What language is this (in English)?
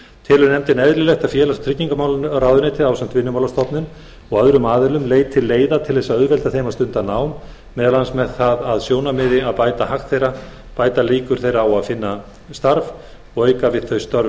Icelandic